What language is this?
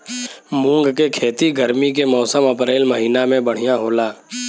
Bhojpuri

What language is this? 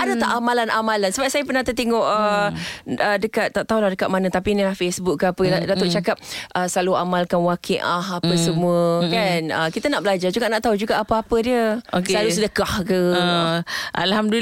Malay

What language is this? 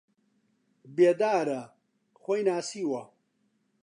Central Kurdish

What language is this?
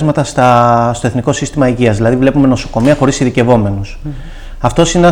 Greek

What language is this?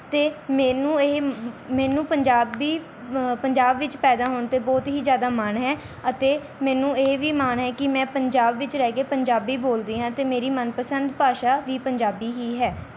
Punjabi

